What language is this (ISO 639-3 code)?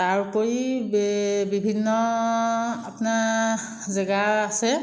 asm